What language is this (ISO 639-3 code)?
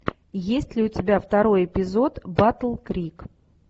rus